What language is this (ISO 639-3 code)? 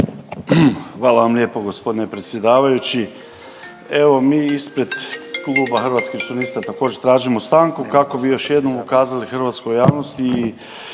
hrv